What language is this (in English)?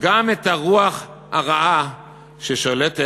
Hebrew